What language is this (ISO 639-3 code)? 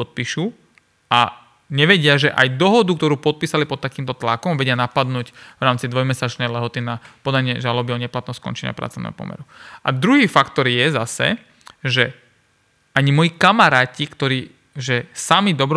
slk